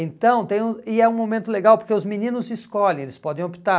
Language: Portuguese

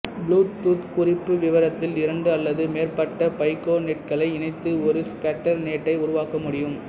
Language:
Tamil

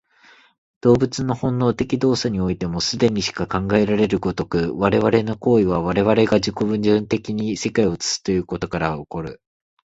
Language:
Japanese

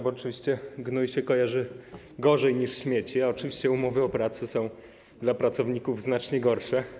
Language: Polish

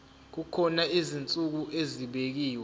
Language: Zulu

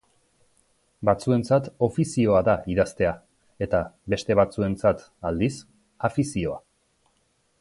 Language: Basque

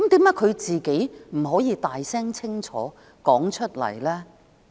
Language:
Cantonese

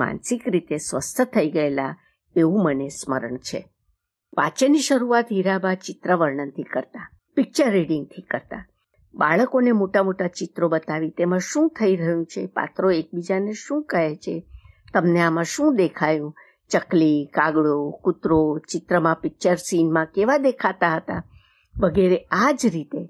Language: Gujarati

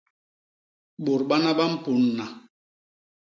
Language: Basaa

